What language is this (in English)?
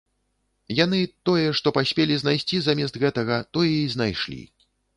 Belarusian